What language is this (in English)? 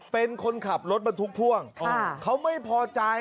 Thai